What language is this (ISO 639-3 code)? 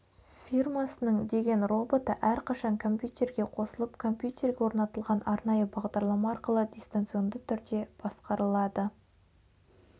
kaz